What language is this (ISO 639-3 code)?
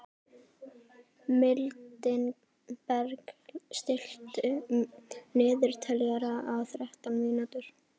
isl